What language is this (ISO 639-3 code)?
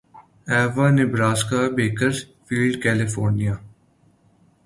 urd